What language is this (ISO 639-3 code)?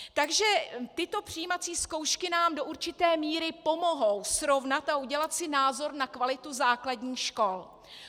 ces